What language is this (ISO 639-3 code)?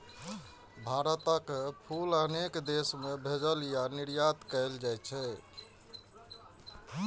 mai